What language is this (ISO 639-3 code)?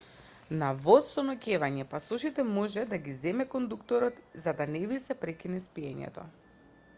mkd